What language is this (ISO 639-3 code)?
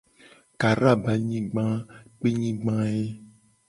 gej